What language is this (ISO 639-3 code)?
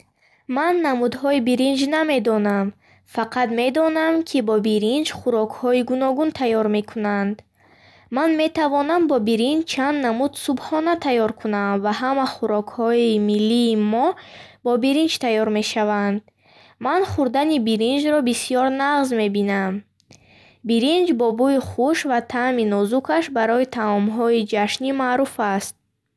bhh